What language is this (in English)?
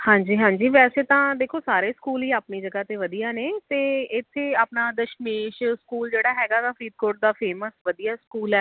Punjabi